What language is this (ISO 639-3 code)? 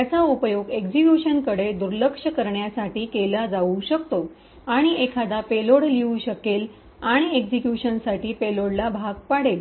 mar